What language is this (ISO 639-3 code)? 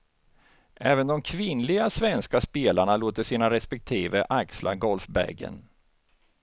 swe